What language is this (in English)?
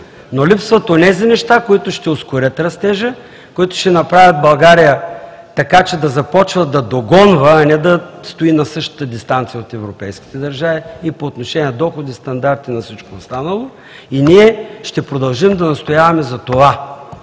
Bulgarian